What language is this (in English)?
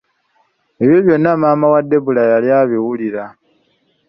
Ganda